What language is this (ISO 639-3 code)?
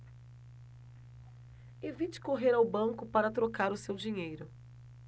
por